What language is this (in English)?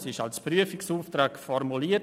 Swiss German